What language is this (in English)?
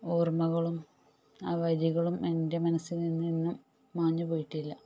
Malayalam